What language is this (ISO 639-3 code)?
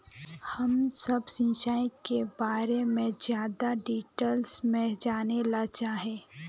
mag